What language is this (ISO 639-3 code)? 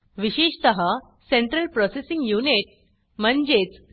mar